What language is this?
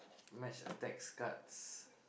English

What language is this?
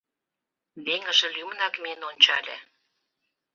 Mari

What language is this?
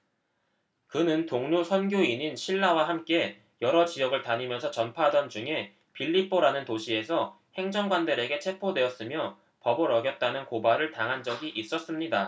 Korean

